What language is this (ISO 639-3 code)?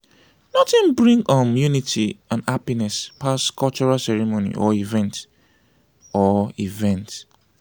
pcm